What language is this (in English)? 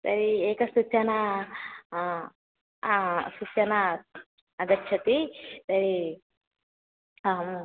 Sanskrit